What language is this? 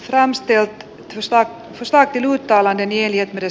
Finnish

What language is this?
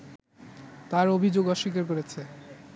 Bangla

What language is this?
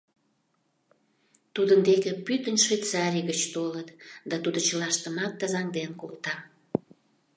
Mari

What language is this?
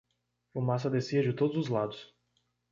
Portuguese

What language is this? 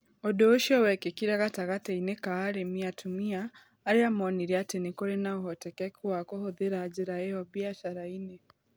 Kikuyu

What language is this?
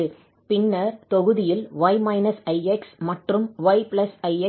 Tamil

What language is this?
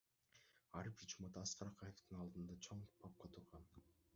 Kyrgyz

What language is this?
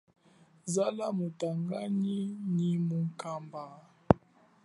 Chokwe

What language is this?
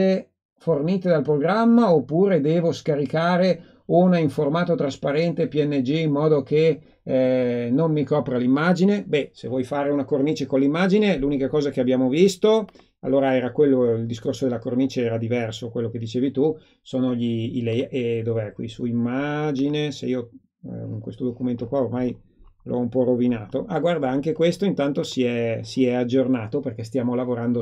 Italian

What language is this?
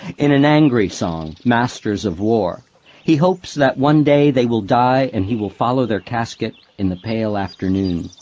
English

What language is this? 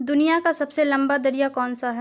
Urdu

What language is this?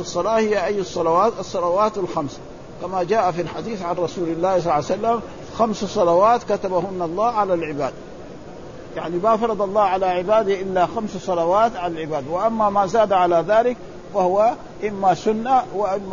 Arabic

